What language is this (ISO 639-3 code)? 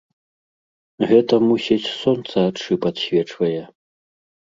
bel